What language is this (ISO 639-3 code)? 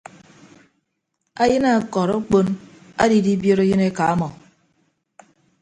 ibb